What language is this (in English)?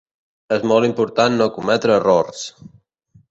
Catalan